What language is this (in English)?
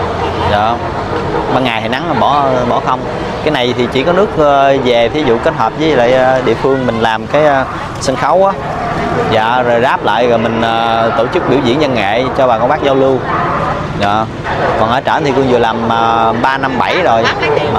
Vietnamese